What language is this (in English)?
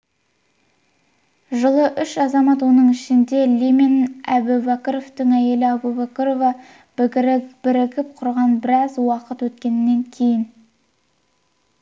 Kazakh